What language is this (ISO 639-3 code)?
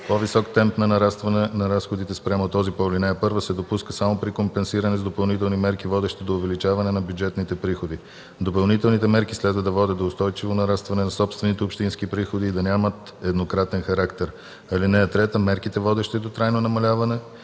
bul